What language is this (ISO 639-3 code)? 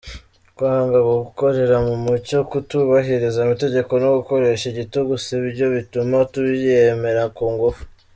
kin